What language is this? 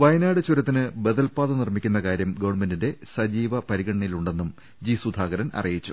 Malayalam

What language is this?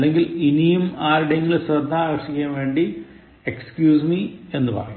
Malayalam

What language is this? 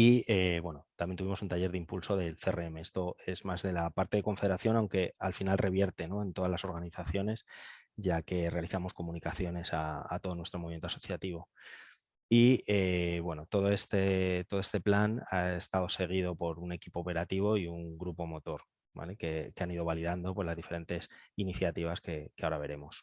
Spanish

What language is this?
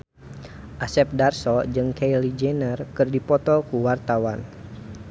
Sundanese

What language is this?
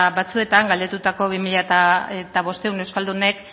Basque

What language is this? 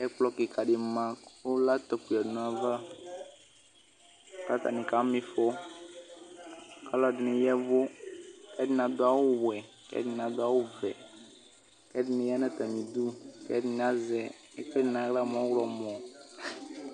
Ikposo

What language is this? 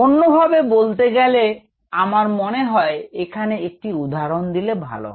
Bangla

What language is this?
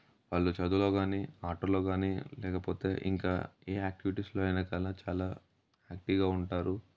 Telugu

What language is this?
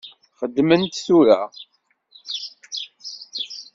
Kabyle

